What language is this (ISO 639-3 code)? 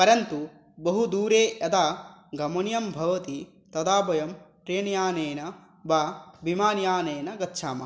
san